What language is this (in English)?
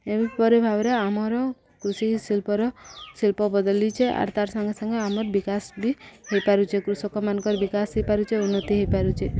Odia